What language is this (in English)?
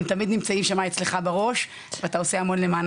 Hebrew